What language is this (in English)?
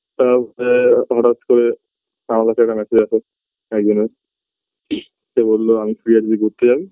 Bangla